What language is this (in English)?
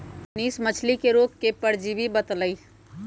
Magahi